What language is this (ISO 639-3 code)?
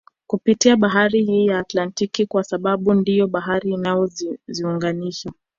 swa